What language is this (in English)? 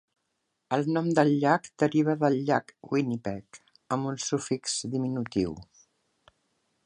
Catalan